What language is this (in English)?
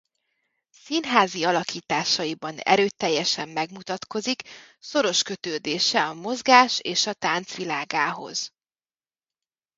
Hungarian